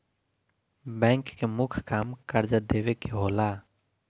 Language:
Bhojpuri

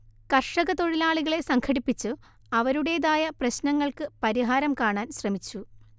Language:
Malayalam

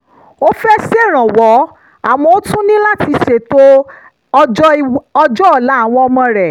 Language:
Yoruba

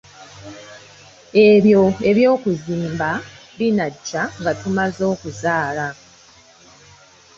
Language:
Ganda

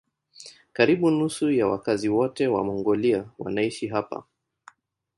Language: Swahili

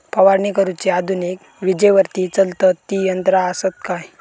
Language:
Marathi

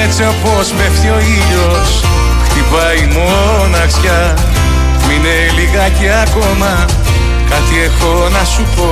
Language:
Greek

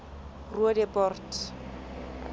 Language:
Southern Sotho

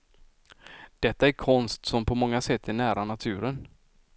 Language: Swedish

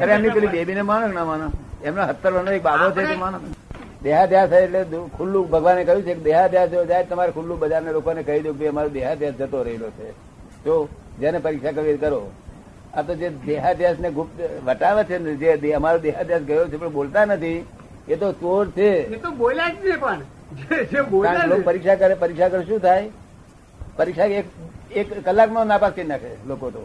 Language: Gujarati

